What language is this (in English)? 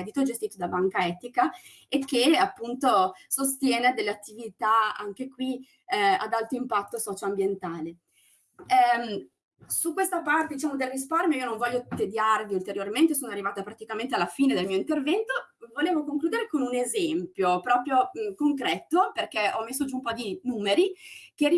Italian